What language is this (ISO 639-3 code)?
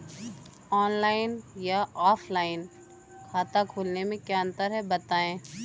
hin